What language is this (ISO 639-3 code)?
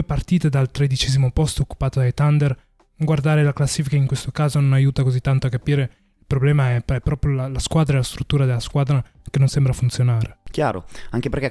ita